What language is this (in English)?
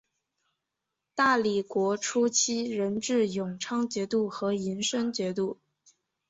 Chinese